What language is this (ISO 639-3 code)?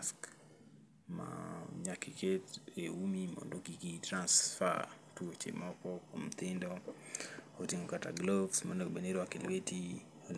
luo